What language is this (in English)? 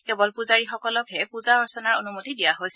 Assamese